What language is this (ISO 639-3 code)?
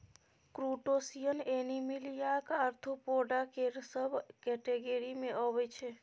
mai